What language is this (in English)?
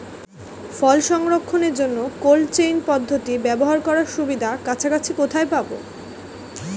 Bangla